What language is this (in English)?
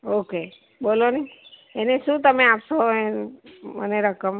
Gujarati